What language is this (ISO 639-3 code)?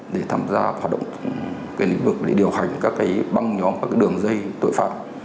vie